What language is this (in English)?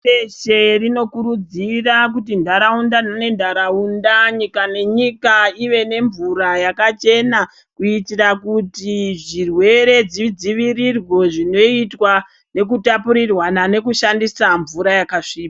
Ndau